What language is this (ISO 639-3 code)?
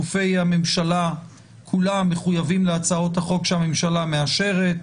heb